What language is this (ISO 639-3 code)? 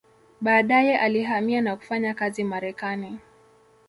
swa